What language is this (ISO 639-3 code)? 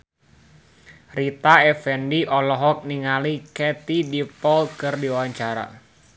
sun